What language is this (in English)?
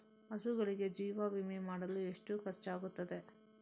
Kannada